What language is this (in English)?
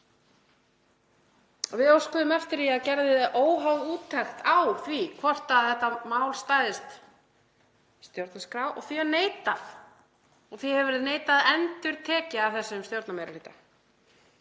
Icelandic